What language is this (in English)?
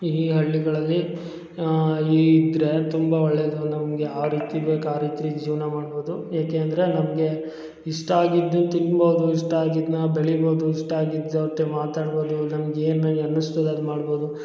Kannada